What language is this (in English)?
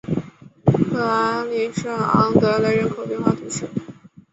Chinese